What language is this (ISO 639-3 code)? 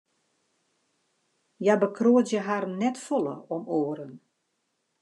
fry